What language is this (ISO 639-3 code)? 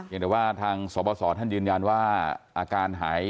tha